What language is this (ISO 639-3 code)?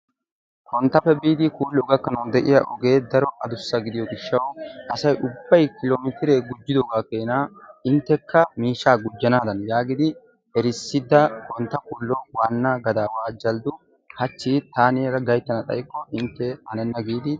wal